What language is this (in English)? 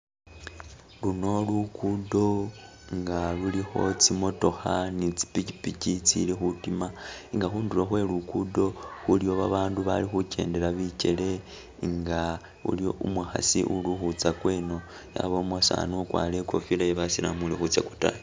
Masaaba